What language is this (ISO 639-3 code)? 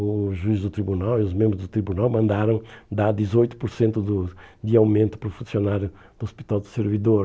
por